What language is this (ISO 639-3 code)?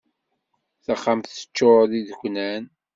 kab